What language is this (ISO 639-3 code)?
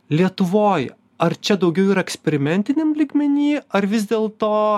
lit